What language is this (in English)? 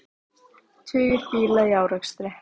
Icelandic